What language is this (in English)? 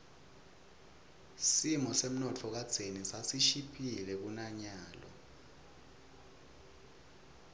Swati